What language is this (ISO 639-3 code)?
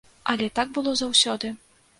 bel